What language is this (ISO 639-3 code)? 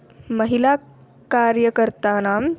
san